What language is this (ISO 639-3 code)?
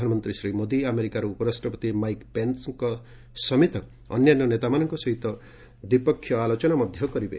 ori